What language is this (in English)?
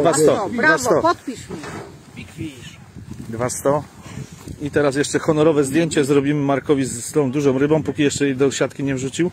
Polish